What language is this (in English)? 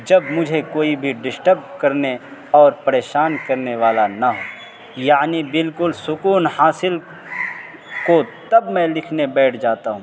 Urdu